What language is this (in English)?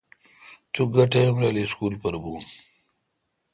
Kalkoti